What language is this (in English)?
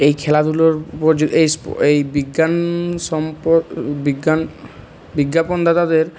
Bangla